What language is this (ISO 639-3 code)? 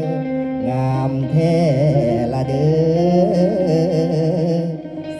tha